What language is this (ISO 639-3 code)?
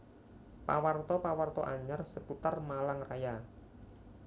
jav